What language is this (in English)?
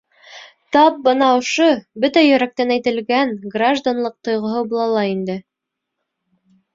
Bashkir